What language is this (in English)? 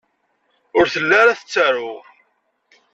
Kabyle